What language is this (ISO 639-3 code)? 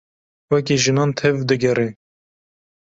kur